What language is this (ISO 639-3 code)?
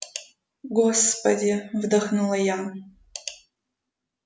rus